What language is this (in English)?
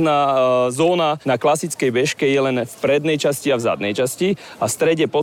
Slovak